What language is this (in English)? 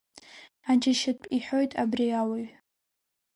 Abkhazian